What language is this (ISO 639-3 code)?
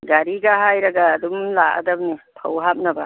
mni